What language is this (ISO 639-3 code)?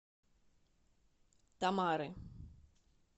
rus